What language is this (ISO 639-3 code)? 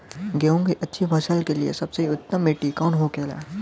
bho